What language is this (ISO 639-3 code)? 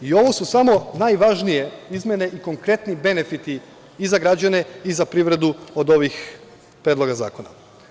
srp